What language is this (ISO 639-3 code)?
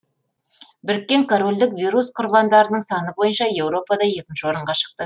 kaz